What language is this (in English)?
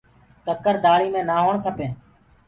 Gurgula